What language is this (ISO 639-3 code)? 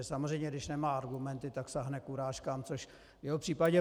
ces